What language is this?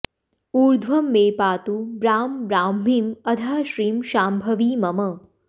Sanskrit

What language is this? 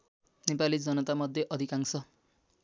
Nepali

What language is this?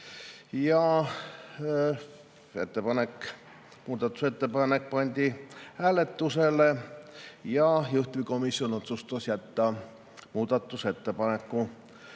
Estonian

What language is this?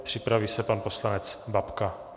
Czech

